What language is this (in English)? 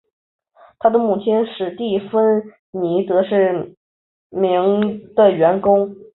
Chinese